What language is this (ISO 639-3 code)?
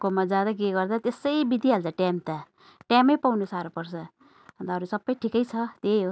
nep